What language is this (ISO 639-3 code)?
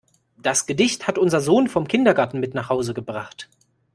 deu